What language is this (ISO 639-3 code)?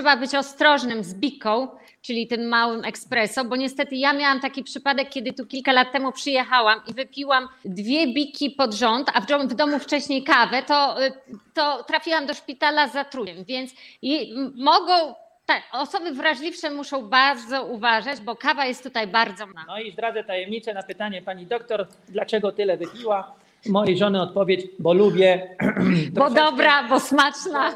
pol